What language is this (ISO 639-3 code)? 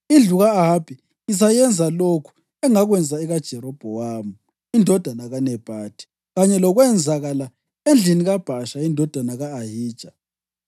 nde